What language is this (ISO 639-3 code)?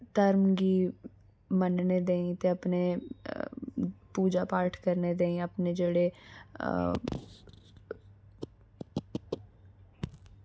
doi